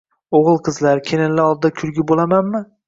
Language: Uzbek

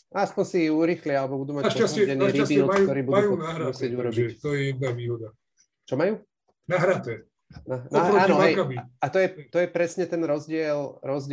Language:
Slovak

